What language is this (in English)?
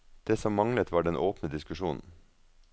Norwegian